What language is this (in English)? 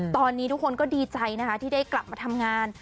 Thai